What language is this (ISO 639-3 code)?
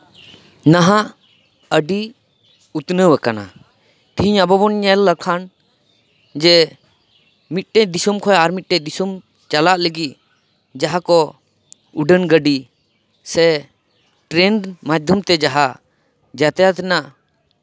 sat